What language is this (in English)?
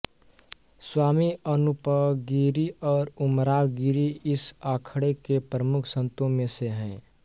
Hindi